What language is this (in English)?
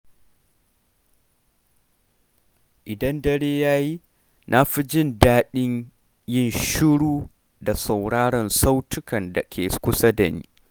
Hausa